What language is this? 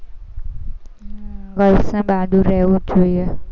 Gujarati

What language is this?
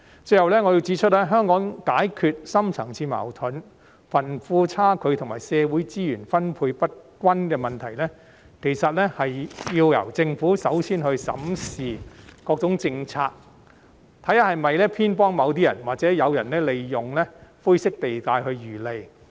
Cantonese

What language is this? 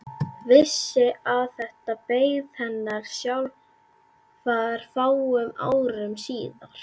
Icelandic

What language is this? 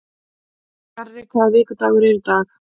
Icelandic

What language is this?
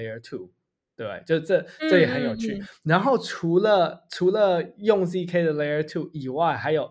Chinese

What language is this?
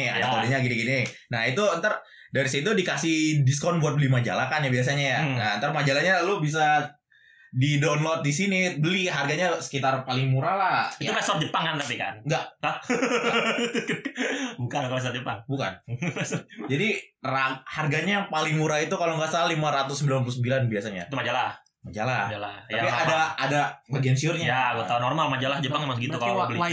Indonesian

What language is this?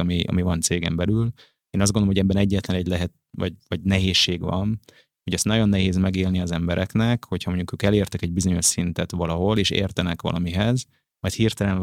Hungarian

